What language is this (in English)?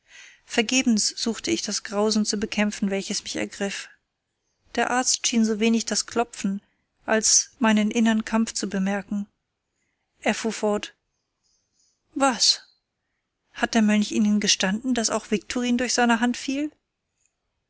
German